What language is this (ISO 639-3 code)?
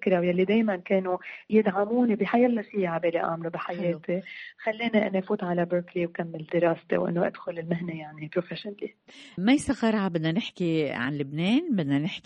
ara